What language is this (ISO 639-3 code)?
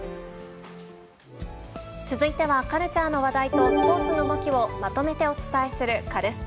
jpn